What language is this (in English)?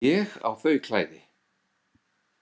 Icelandic